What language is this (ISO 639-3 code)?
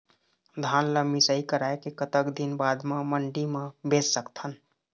hne